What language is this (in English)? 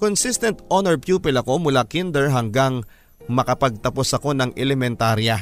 Filipino